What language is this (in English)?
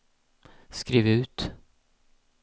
Swedish